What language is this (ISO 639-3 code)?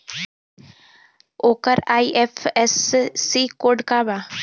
bho